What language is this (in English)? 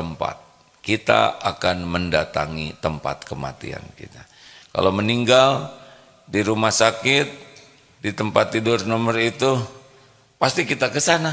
Indonesian